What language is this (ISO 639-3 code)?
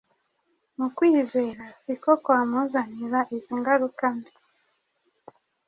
kin